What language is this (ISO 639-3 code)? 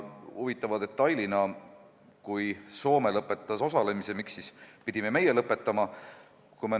est